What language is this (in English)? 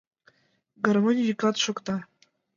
Mari